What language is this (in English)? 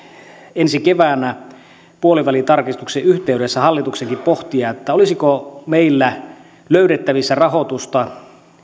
Finnish